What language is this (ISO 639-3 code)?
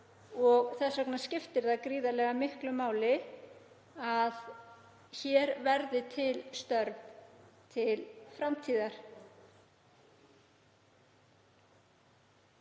isl